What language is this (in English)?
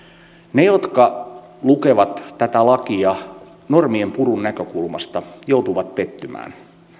Finnish